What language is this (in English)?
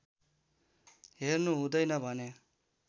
Nepali